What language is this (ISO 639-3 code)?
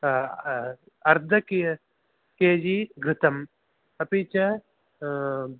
san